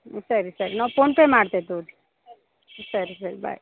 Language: Kannada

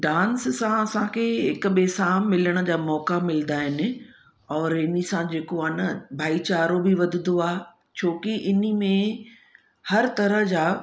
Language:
Sindhi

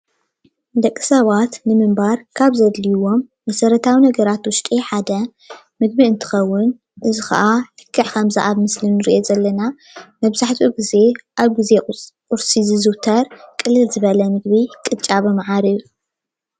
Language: Tigrinya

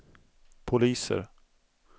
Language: Swedish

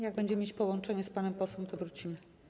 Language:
Polish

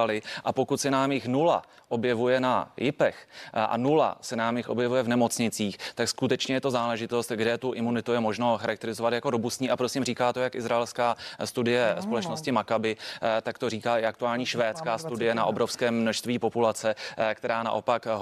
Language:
Czech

